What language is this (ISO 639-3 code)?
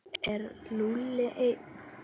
isl